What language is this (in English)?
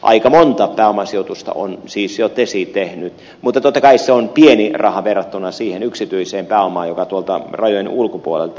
Finnish